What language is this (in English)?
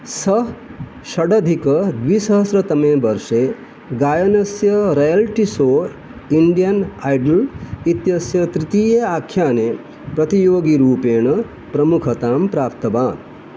Sanskrit